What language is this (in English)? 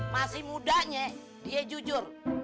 Indonesian